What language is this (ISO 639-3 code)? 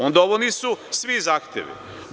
srp